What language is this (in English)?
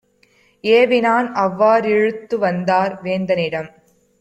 Tamil